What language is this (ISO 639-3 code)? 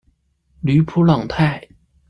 zho